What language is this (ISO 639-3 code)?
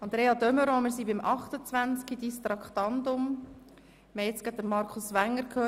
gsw